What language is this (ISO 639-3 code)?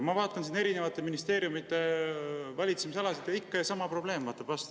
est